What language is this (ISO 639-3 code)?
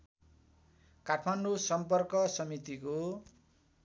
nep